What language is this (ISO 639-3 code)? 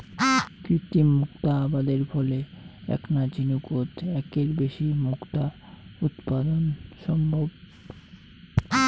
ben